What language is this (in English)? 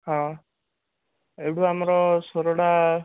Odia